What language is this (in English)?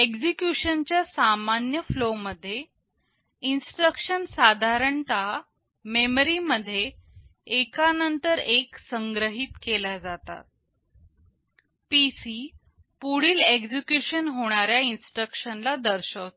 Marathi